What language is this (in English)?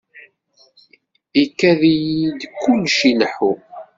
Kabyle